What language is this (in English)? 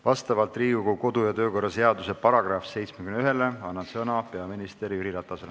Estonian